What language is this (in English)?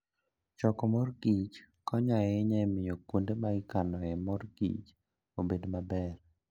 Luo (Kenya and Tanzania)